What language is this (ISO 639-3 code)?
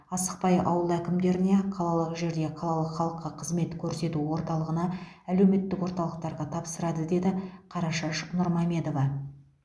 kaz